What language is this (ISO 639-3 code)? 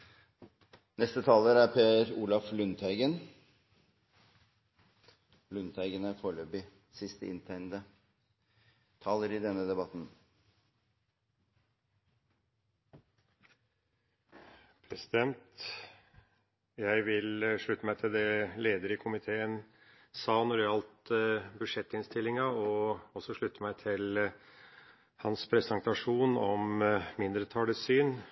nob